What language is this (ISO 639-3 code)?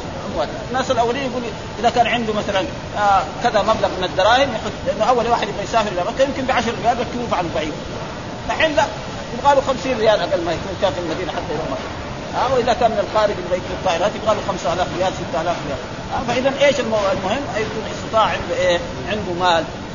ara